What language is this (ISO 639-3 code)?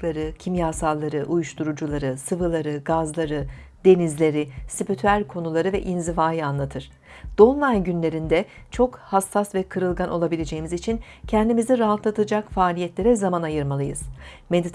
tur